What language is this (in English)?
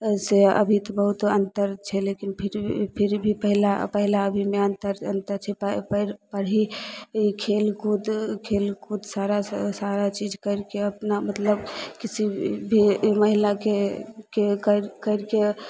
Maithili